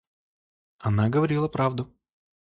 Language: Russian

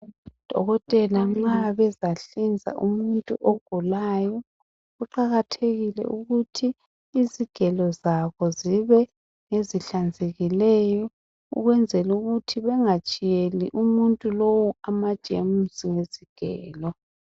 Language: North Ndebele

